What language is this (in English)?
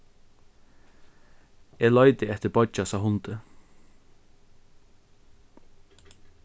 Faroese